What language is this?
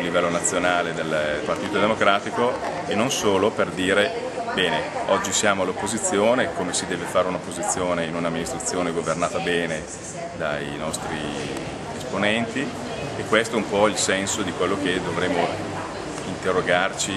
Italian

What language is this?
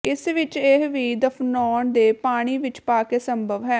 Punjabi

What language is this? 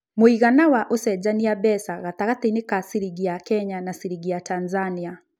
Kikuyu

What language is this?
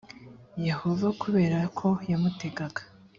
Kinyarwanda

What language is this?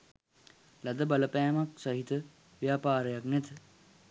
Sinhala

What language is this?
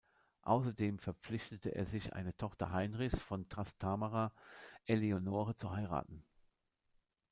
German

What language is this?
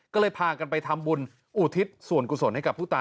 Thai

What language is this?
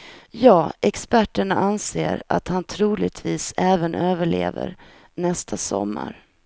Swedish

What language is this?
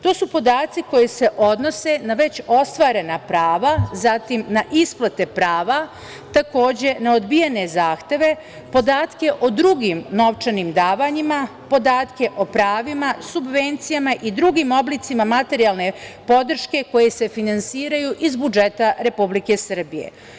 Serbian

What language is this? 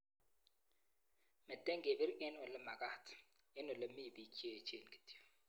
Kalenjin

